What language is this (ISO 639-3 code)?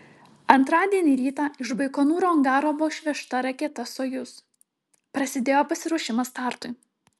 lit